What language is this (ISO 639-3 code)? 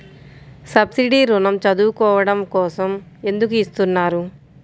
tel